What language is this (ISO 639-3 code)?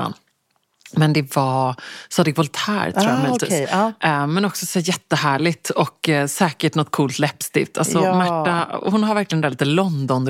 swe